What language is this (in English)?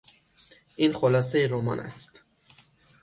Persian